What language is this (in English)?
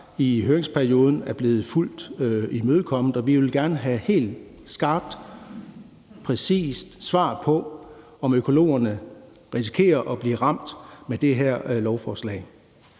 Danish